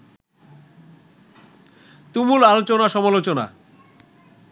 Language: Bangla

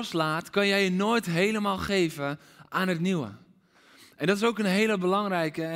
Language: Dutch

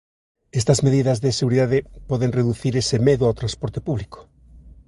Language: Galician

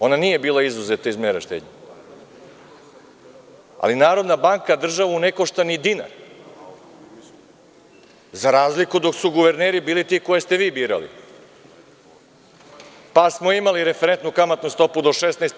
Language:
Serbian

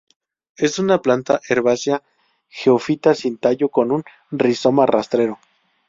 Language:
Spanish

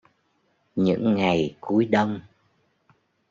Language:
Vietnamese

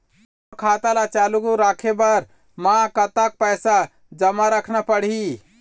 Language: Chhattisgarhi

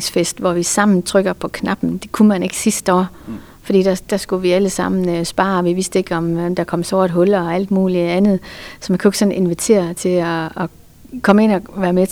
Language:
Danish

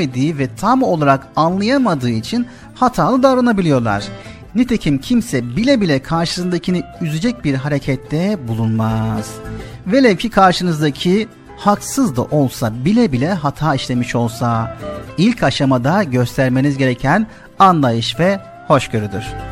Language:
Turkish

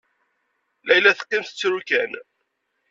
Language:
Kabyle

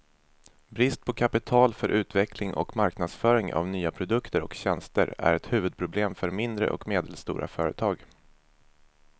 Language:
Swedish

